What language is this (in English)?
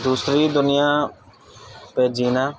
Urdu